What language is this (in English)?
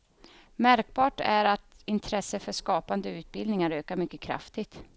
Swedish